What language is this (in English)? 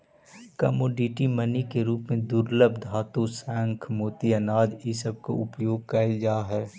Magahi